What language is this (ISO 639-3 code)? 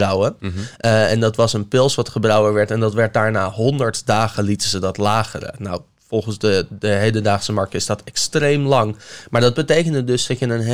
nld